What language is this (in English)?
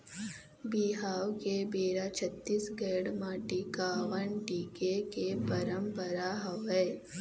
Chhattisgarhi